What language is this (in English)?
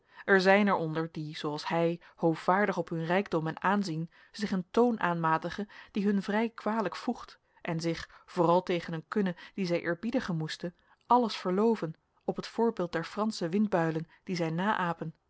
Dutch